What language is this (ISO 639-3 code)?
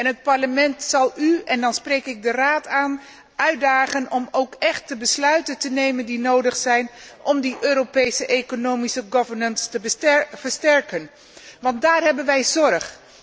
nld